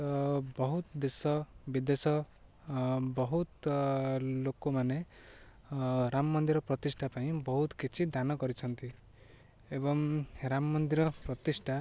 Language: Odia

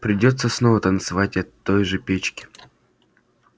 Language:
Russian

